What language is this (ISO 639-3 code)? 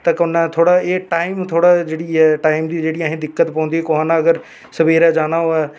doi